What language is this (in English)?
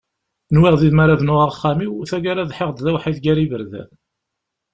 Kabyle